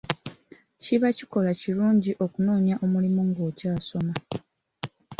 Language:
Ganda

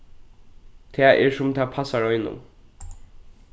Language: Faroese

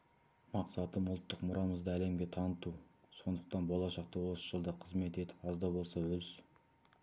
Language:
Kazakh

